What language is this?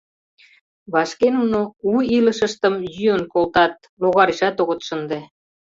Mari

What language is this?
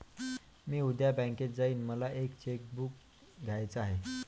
Marathi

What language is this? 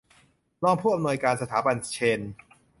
Thai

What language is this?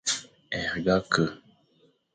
Fang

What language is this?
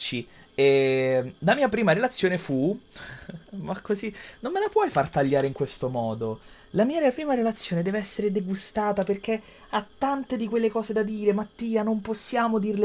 Italian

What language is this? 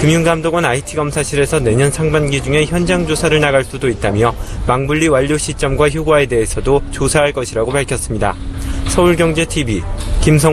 Korean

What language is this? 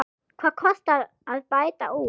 Icelandic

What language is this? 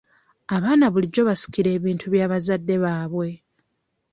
Ganda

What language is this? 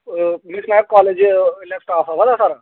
Dogri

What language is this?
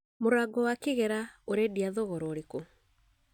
Kikuyu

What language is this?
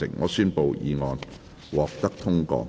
Cantonese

